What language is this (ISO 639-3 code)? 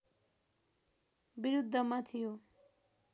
nep